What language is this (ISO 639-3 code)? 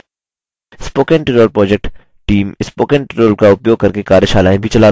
hin